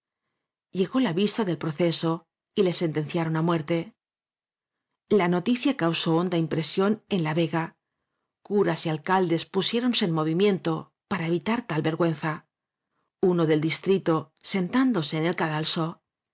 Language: Spanish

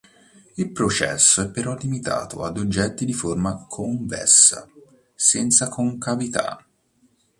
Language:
Italian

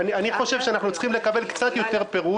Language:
Hebrew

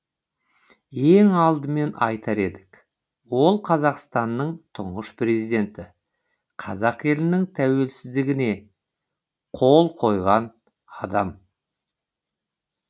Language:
Kazakh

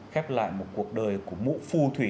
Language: Vietnamese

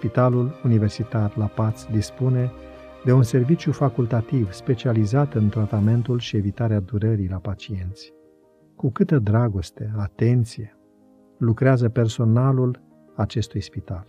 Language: Romanian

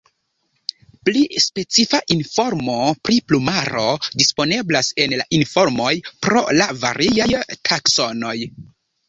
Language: Esperanto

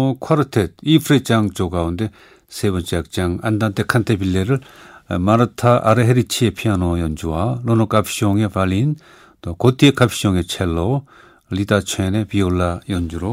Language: Korean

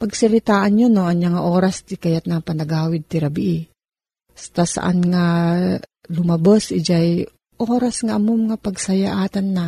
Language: Filipino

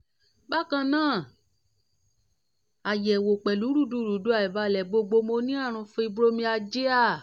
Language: Yoruba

